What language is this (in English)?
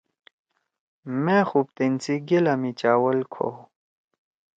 Torwali